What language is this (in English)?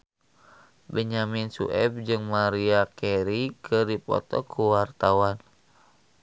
Sundanese